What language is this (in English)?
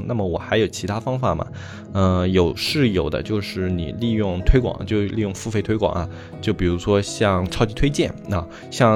Chinese